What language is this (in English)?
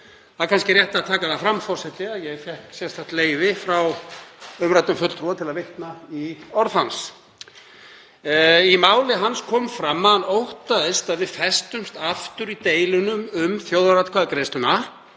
Icelandic